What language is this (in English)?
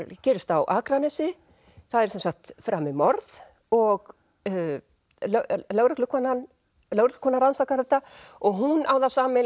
Icelandic